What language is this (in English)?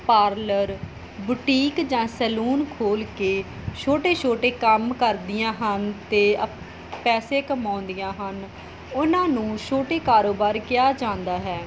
Punjabi